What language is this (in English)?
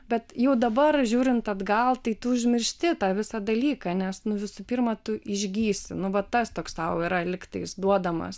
Lithuanian